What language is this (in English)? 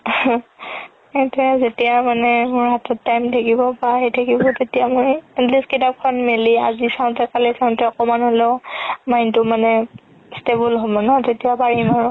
Assamese